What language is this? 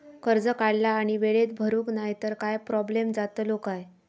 Marathi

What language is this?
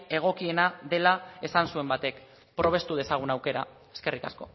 Basque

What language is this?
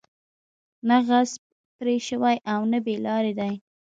Pashto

